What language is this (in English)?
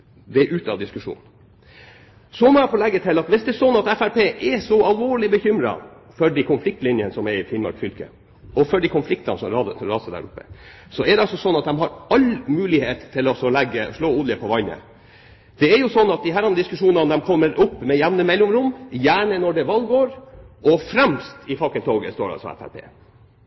Norwegian Bokmål